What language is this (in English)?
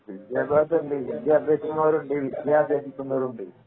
Malayalam